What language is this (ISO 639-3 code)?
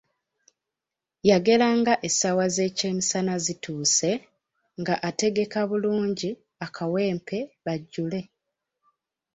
lug